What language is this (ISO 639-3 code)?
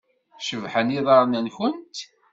kab